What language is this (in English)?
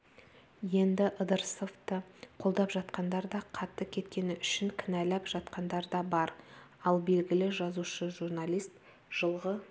Kazakh